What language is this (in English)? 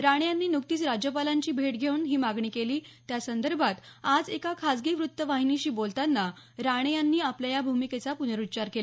Marathi